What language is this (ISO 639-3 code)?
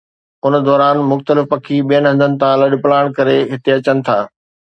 snd